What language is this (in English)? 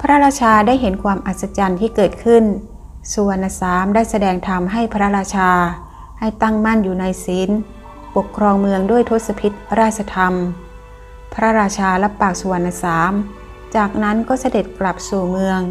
Thai